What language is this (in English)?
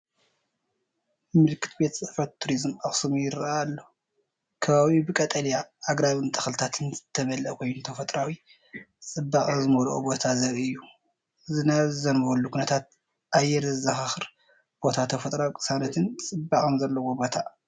Tigrinya